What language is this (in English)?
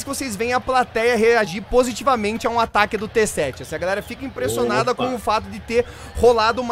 Portuguese